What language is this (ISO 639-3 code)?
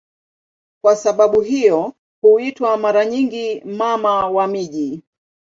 swa